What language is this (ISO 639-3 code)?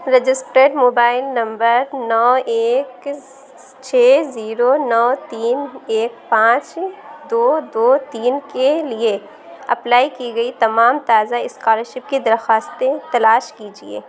urd